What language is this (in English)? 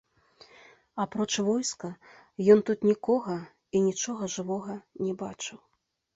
Belarusian